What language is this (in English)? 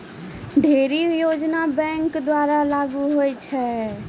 Maithili